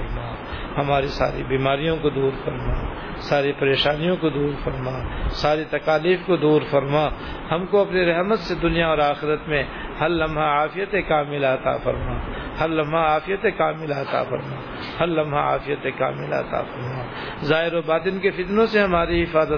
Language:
Urdu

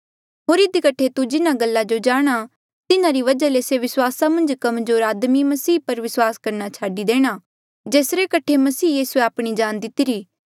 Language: Mandeali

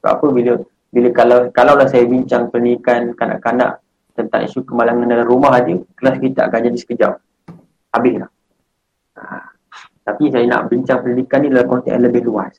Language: Malay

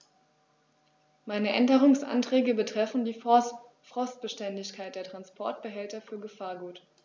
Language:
German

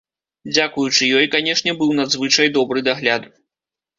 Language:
Belarusian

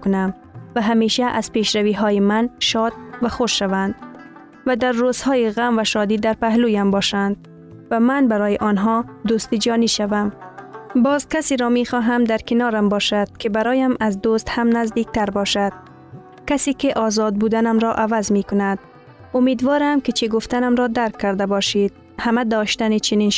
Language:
Persian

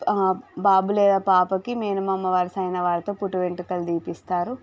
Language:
Telugu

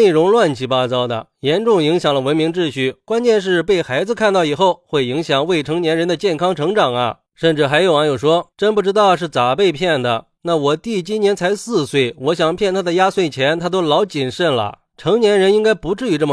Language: Chinese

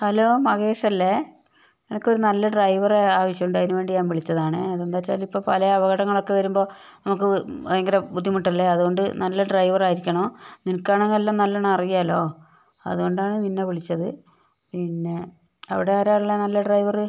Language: Malayalam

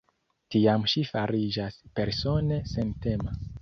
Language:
Esperanto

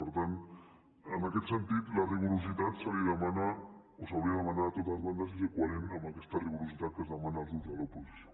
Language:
Catalan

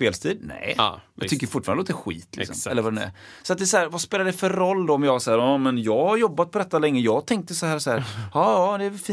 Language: Swedish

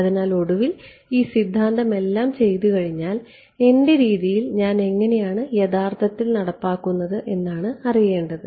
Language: Malayalam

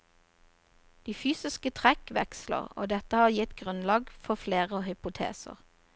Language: Norwegian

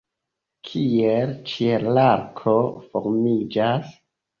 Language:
Esperanto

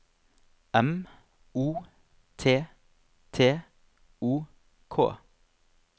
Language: Norwegian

